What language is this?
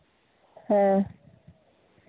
Santali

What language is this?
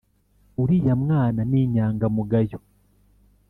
Kinyarwanda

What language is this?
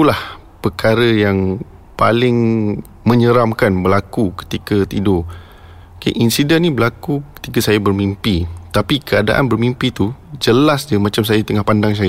Malay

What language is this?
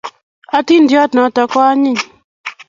Kalenjin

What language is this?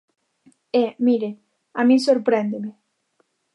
Galician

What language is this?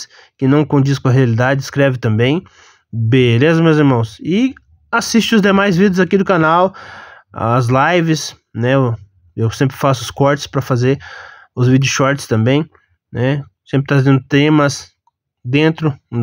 Portuguese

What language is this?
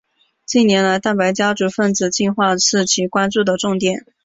Chinese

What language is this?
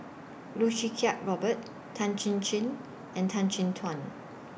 English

